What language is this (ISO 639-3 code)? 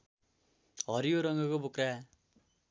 nep